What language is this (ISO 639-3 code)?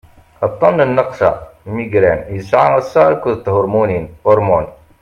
kab